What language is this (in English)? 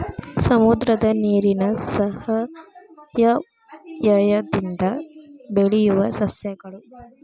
Kannada